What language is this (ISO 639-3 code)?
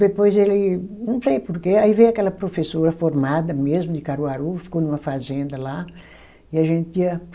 por